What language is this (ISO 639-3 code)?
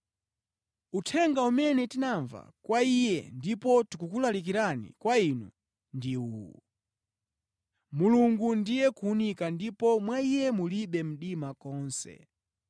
nya